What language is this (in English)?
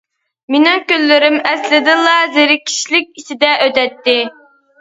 Uyghur